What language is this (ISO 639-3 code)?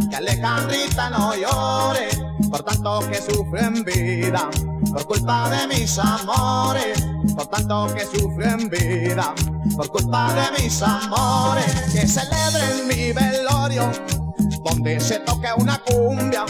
ita